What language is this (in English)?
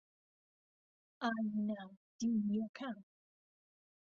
Central Kurdish